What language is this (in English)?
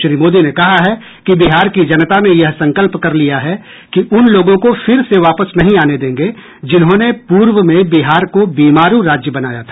Hindi